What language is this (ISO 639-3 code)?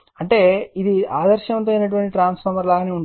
tel